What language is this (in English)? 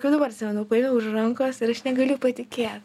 Lithuanian